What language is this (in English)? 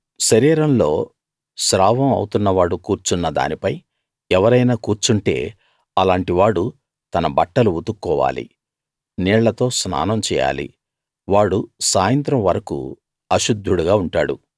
Telugu